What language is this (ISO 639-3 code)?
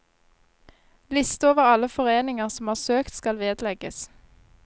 nor